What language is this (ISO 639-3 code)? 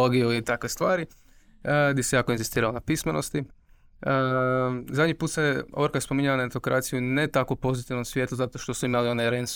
hrv